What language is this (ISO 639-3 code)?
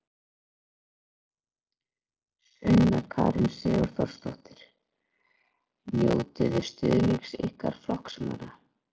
isl